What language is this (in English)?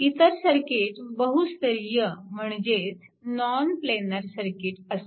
Marathi